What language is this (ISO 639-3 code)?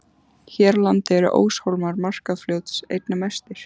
isl